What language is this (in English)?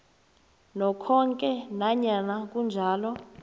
South Ndebele